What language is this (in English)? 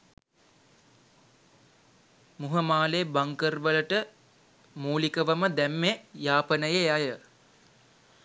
Sinhala